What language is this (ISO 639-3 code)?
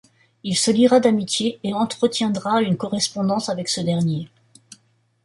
fra